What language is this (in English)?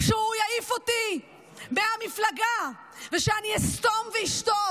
Hebrew